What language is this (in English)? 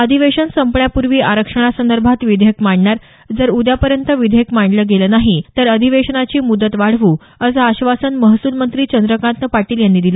Marathi